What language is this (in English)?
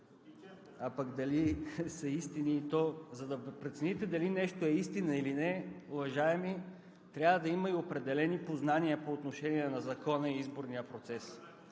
Bulgarian